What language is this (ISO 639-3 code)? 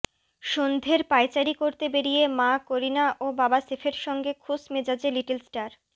ben